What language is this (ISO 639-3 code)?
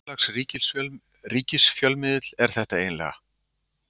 isl